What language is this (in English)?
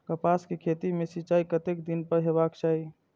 Maithili